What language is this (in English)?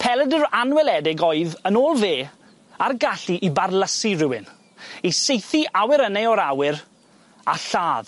Welsh